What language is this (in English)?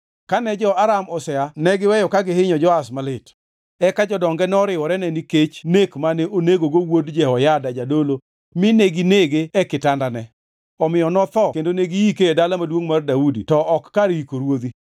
Luo (Kenya and Tanzania)